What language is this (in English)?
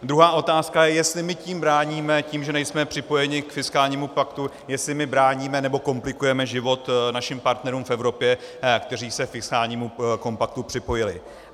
Czech